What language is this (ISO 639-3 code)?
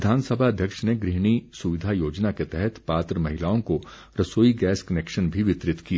hin